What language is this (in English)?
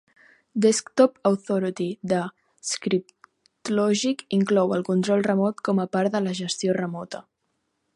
Catalan